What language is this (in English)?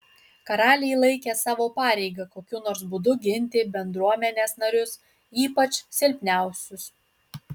Lithuanian